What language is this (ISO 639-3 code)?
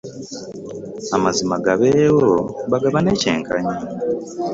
lug